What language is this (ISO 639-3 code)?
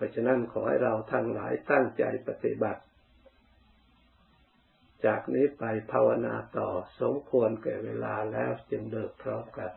tha